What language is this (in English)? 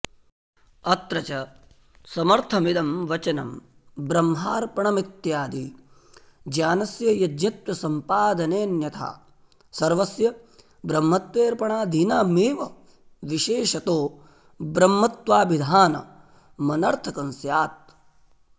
Sanskrit